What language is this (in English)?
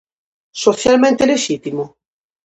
Galician